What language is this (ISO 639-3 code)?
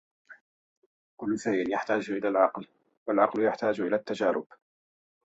ara